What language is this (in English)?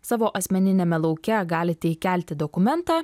Lithuanian